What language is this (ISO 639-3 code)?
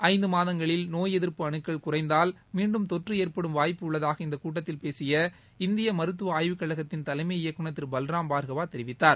tam